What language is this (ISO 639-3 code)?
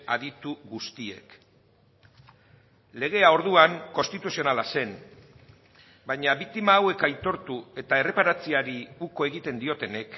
eus